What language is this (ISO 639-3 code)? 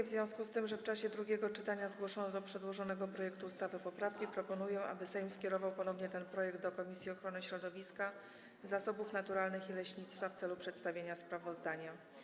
pol